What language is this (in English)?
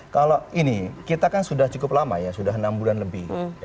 Indonesian